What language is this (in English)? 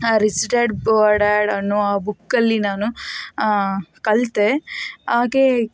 Kannada